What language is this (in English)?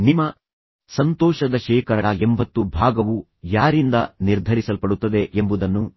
Kannada